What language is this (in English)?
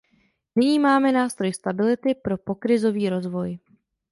Czech